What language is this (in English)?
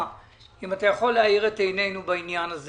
Hebrew